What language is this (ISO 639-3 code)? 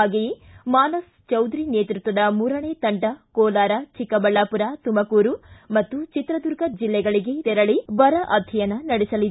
kan